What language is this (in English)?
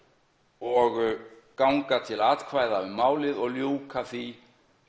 Icelandic